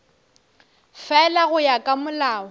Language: Northern Sotho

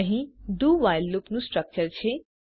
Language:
Gujarati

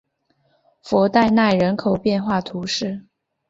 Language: Chinese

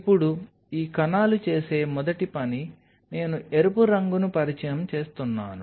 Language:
Telugu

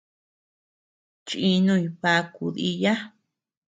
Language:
Tepeuxila Cuicatec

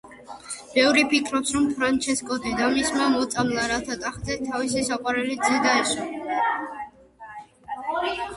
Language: Georgian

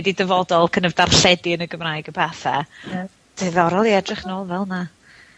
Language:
Welsh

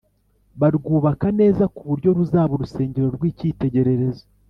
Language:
Kinyarwanda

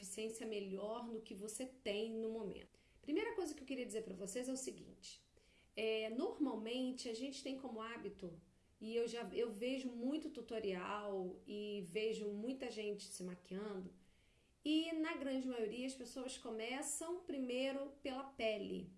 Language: Portuguese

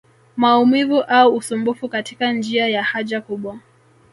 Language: Swahili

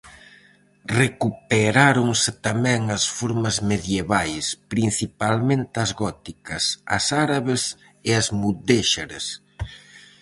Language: Galician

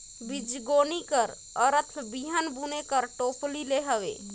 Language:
Chhattisgarhi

